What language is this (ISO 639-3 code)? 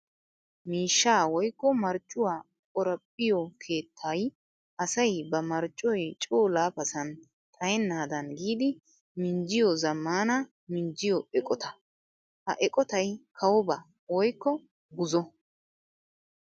wal